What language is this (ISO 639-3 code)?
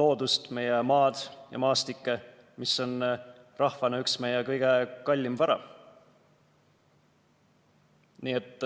est